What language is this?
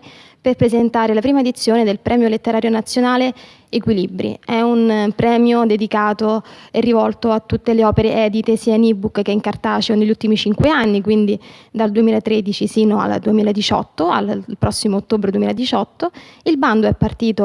Italian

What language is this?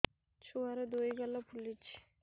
Odia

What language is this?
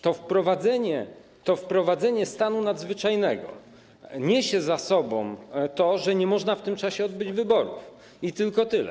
Polish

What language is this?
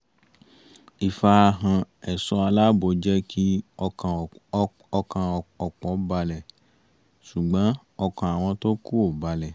Yoruba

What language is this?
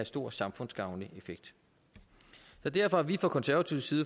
Danish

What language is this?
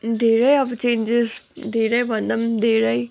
Nepali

